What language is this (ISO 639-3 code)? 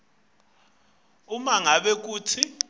ssw